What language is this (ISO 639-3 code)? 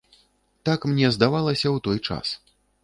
bel